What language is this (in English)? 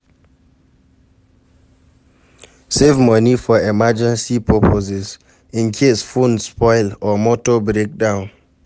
Nigerian Pidgin